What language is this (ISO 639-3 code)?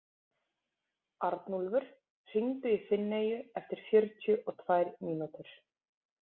isl